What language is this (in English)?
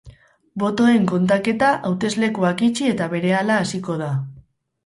Basque